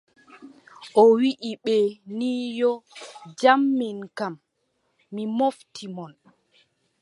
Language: Adamawa Fulfulde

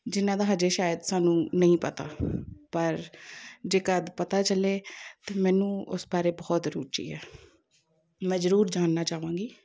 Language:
Punjabi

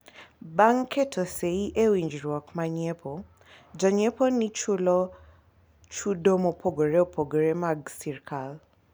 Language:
Luo (Kenya and Tanzania)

